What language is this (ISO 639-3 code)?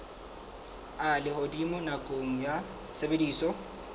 sot